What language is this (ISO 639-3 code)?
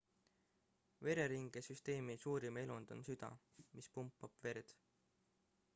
est